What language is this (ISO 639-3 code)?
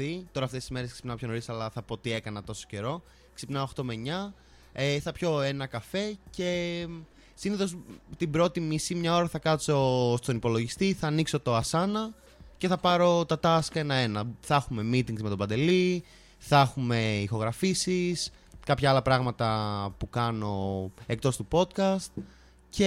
ell